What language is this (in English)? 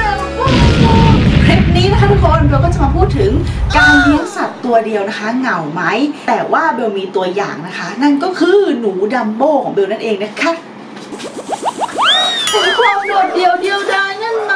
Thai